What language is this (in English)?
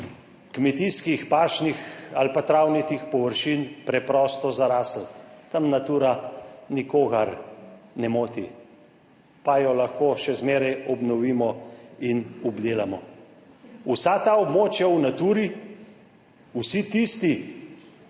Slovenian